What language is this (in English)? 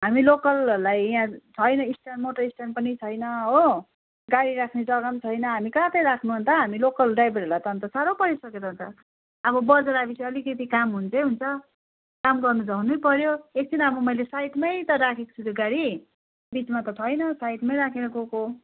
Nepali